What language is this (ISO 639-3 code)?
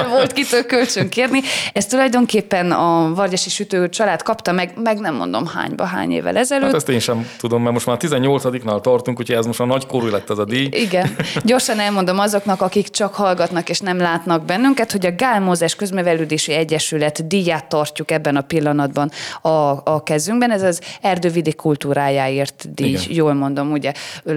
hun